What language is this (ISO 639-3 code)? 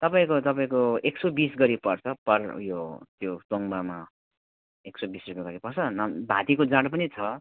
nep